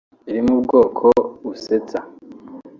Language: Kinyarwanda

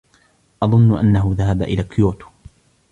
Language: Arabic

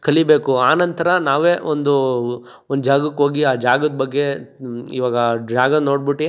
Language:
Kannada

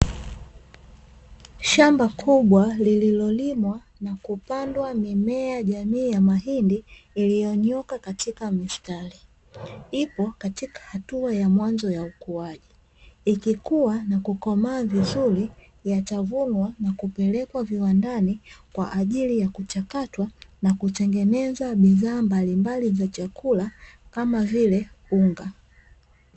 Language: Swahili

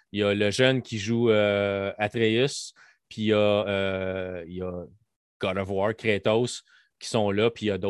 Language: French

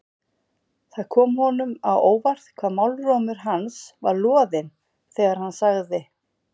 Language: Icelandic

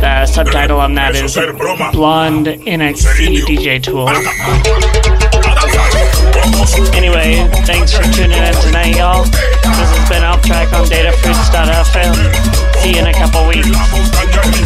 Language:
English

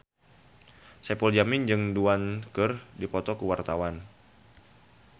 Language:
Sundanese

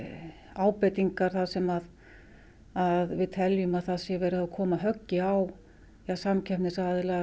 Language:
Icelandic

